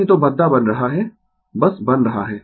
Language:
Hindi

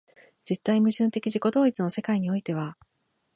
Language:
Japanese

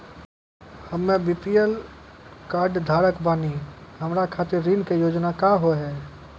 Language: Maithili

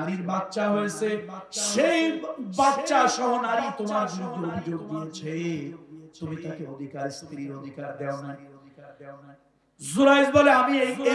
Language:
Italian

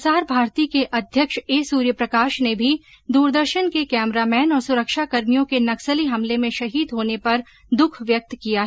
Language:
Hindi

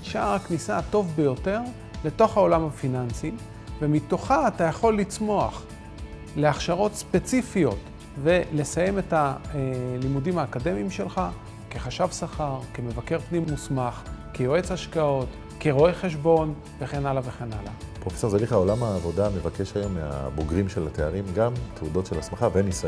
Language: Hebrew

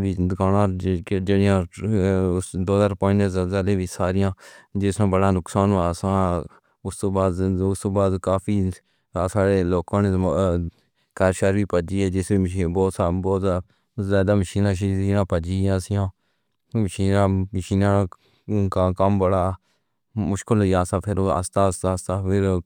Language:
Pahari-Potwari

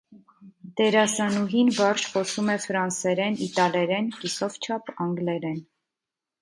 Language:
Armenian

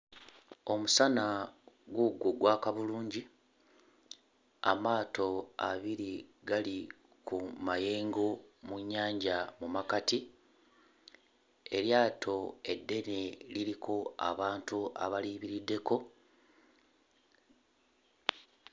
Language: Ganda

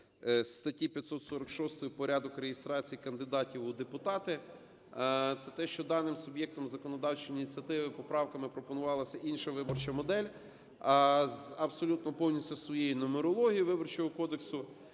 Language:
Ukrainian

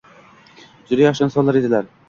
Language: Uzbek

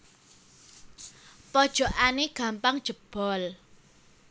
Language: Javanese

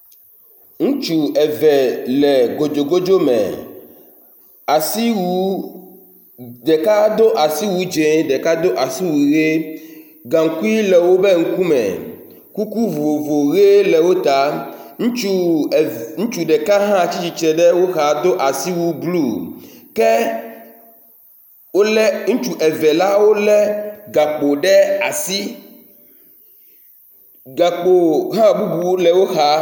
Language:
Ewe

